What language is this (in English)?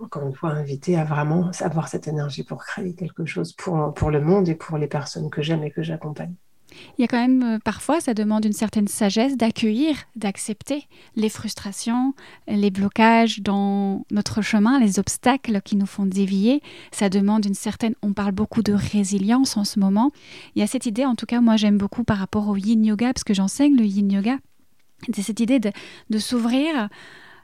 French